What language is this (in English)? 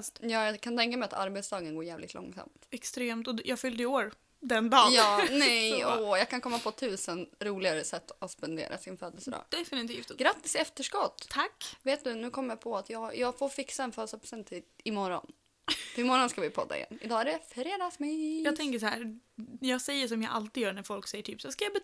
Swedish